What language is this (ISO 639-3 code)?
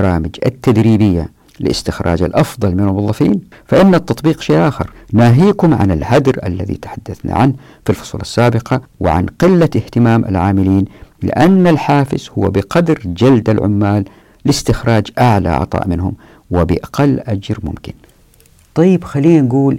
ara